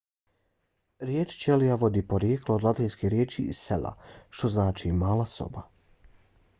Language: Bosnian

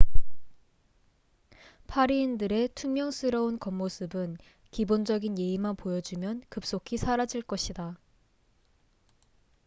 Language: Korean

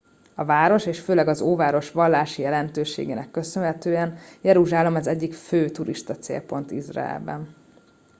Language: Hungarian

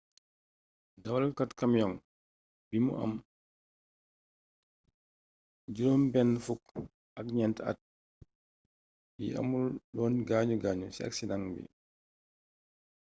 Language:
Wolof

